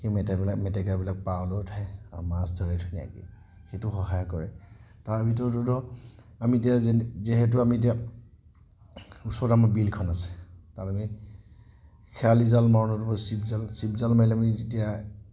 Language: Assamese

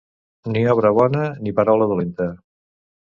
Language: Catalan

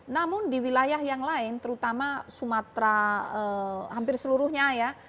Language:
Indonesian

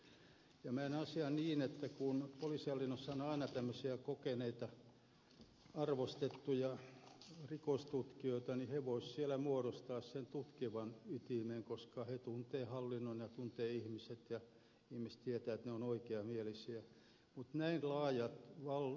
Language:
Finnish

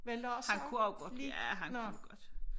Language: Danish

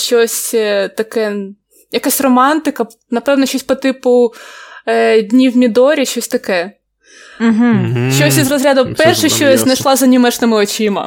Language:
Ukrainian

